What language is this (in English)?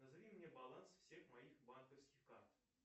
Russian